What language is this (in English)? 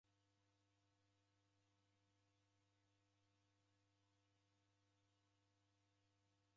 Taita